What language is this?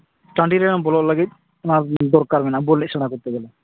Santali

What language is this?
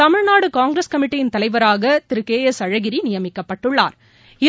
Tamil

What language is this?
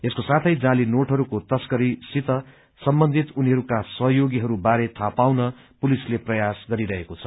Nepali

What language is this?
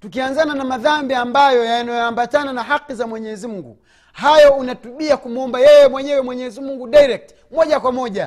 Swahili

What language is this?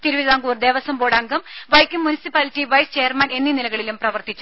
Malayalam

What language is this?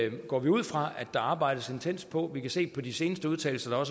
Danish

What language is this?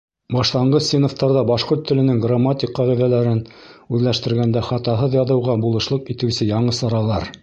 Bashkir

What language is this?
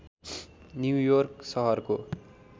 Nepali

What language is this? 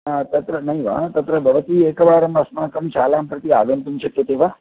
Sanskrit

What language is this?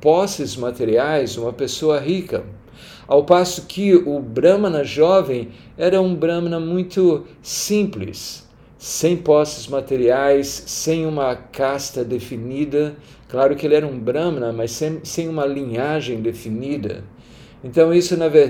Portuguese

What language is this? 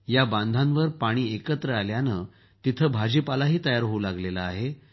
Marathi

